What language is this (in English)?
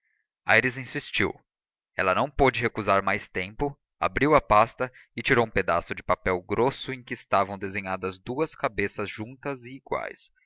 Portuguese